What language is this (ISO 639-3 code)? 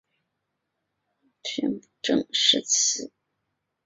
zho